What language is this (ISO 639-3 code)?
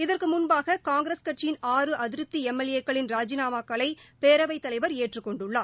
tam